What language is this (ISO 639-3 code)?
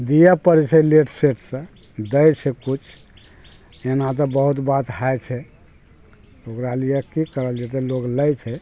mai